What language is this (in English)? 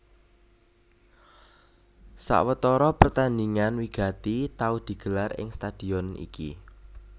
Javanese